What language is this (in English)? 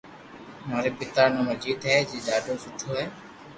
Loarki